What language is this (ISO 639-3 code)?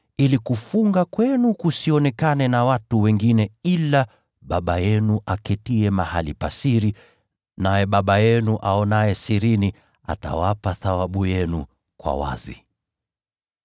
swa